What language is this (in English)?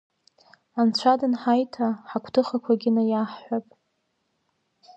Abkhazian